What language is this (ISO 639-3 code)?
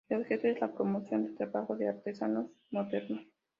spa